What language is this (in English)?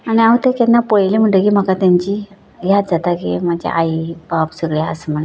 Konkani